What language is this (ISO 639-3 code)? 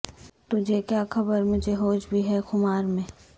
urd